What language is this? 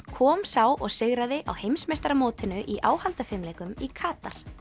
Icelandic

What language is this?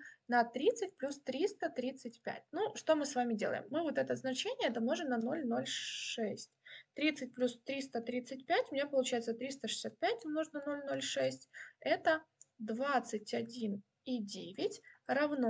Russian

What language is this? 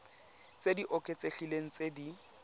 Tswana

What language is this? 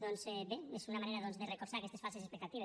Catalan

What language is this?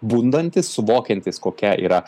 Lithuanian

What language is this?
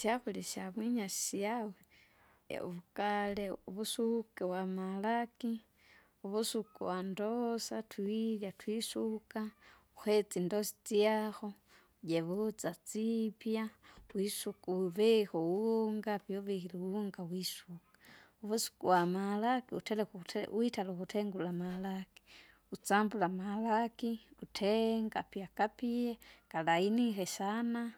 Kinga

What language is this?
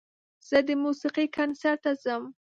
Pashto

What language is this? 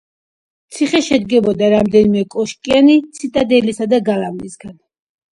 Georgian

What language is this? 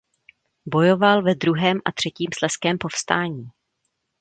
Czech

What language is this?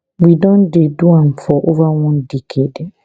Nigerian Pidgin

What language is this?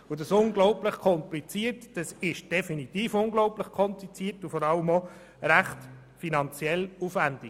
Swiss German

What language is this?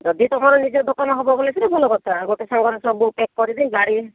Odia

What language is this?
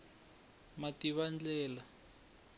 Tsonga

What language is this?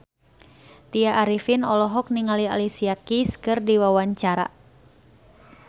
Sundanese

